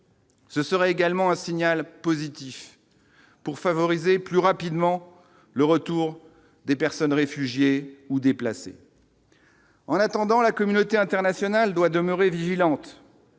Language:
French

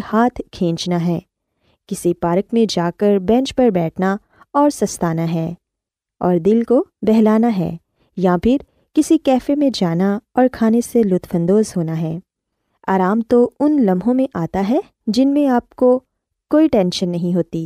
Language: Urdu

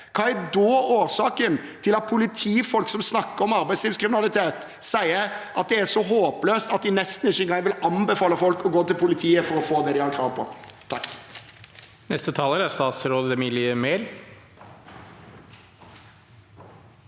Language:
Norwegian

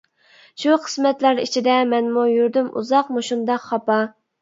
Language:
Uyghur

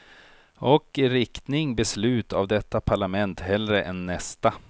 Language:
Swedish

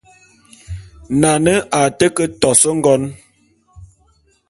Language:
Bulu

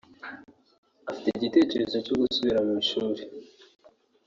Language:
Kinyarwanda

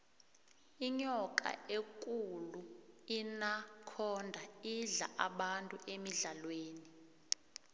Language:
South Ndebele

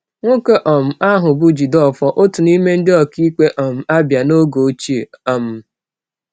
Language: Igbo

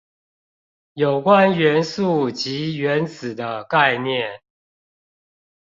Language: Chinese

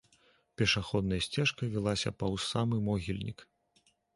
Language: Belarusian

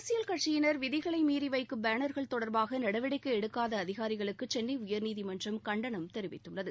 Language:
Tamil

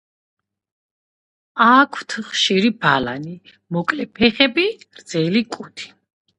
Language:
Georgian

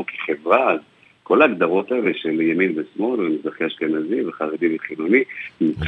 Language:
Hebrew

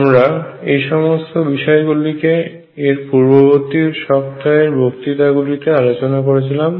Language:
Bangla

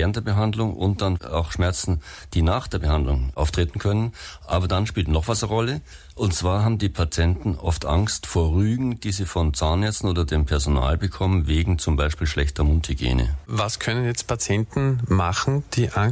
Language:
German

